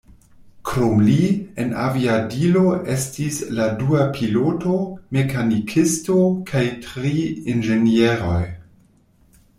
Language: Esperanto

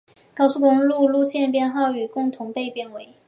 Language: Chinese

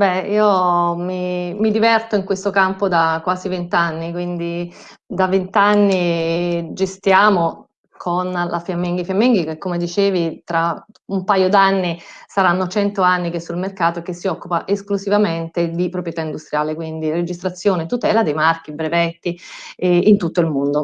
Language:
Italian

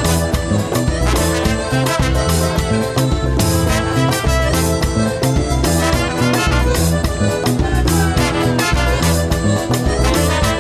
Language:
Portuguese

